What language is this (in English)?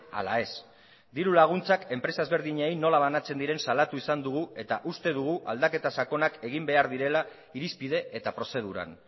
Basque